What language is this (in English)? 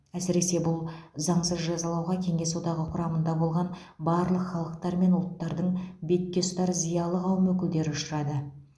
Kazakh